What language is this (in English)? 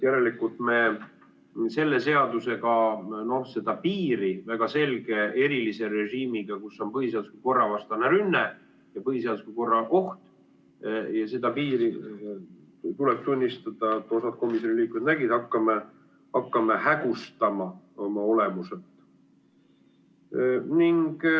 Estonian